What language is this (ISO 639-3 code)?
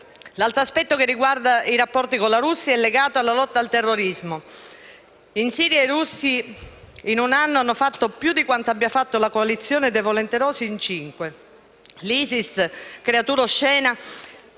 ita